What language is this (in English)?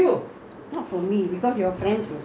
English